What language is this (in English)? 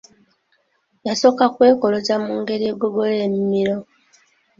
Ganda